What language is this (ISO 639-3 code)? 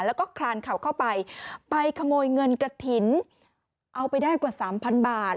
tha